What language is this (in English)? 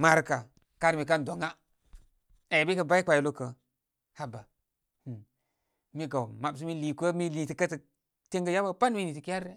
Koma